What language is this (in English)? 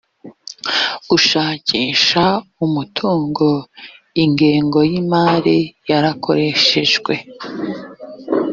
Kinyarwanda